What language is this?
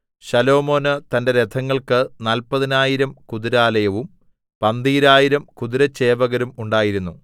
Malayalam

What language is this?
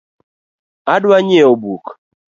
Luo (Kenya and Tanzania)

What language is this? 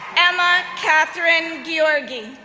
English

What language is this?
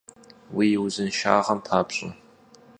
Kabardian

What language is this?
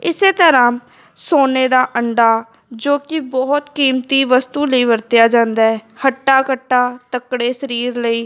Punjabi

